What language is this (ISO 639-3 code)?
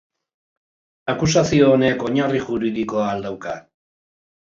eus